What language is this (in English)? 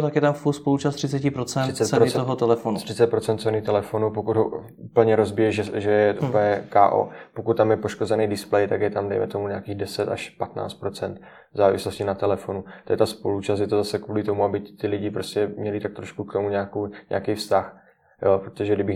Czech